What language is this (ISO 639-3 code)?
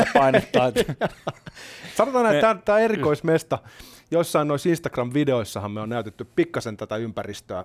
fin